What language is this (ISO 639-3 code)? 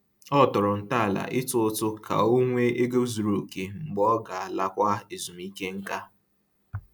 ibo